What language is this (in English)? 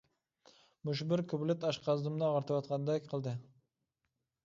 Uyghur